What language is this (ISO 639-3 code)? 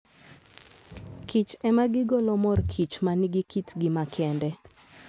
luo